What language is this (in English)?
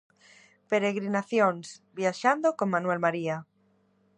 Galician